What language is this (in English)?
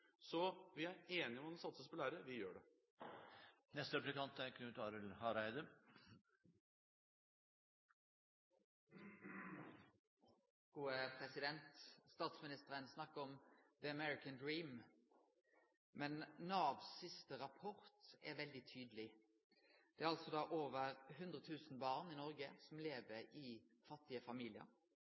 Norwegian